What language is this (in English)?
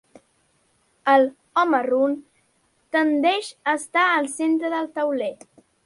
Catalan